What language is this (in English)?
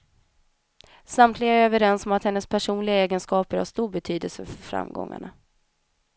Swedish